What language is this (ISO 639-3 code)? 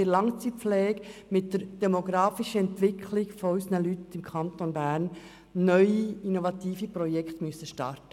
gsw